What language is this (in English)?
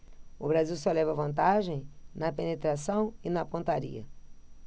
Portuguese